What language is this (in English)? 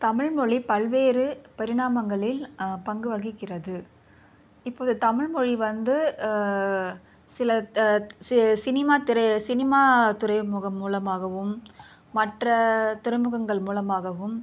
Tamil